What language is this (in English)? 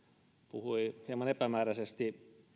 Finnish